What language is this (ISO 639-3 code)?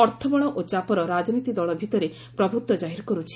ori